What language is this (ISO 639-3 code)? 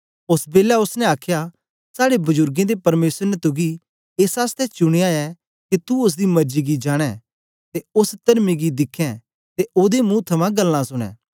doi